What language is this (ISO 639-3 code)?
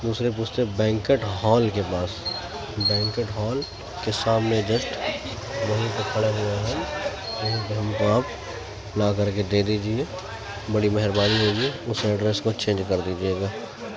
urd